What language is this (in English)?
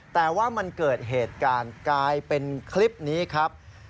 Thai